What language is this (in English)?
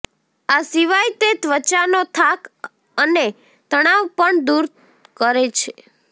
Gujarati